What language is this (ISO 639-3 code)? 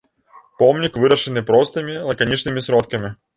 bel